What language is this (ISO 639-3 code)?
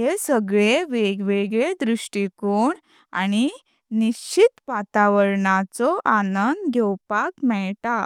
kok